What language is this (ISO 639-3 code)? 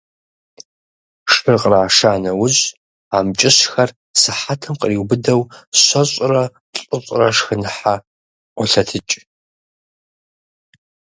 kbd